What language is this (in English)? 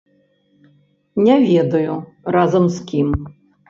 Belarusian